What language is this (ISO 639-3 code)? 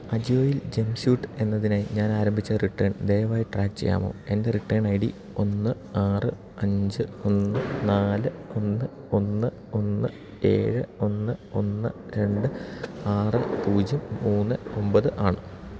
mal